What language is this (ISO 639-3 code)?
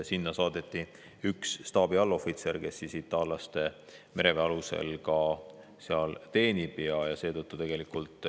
est